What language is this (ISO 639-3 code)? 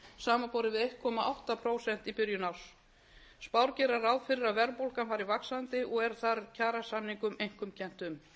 isl